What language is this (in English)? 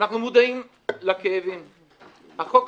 Hebrew